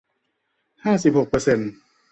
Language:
Thai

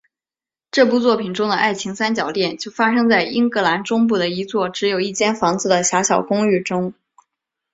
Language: Chinese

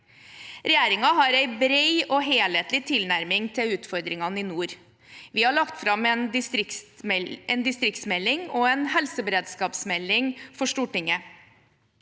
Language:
Norwegian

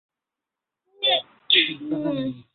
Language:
Bangla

